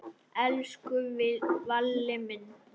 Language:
Icelandic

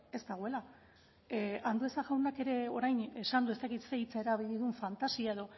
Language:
Basque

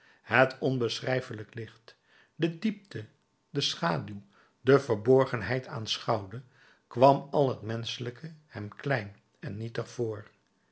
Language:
Dutch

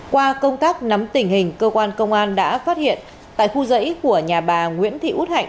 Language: Vietnamese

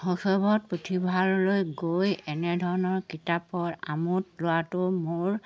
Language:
Assamese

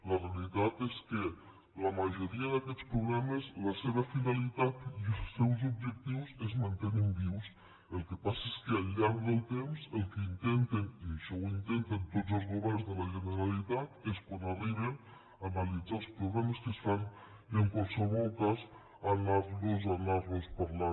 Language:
Catalan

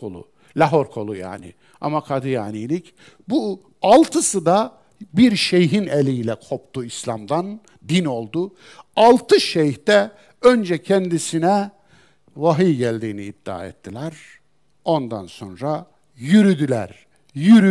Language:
Turkish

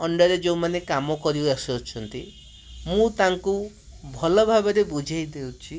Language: Odia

